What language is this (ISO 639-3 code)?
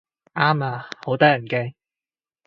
yue